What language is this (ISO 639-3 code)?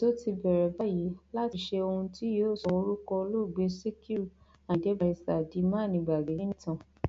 yor